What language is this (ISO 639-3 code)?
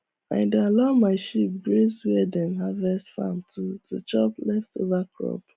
pcm